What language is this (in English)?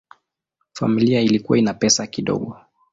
Swahili